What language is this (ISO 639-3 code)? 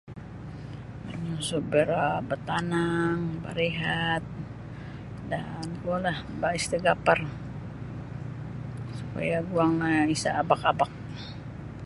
bsy